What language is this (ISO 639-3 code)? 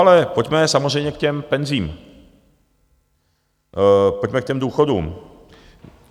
ces